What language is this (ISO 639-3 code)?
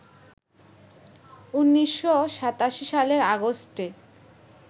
ben